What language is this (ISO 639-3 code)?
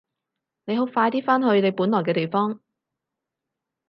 yue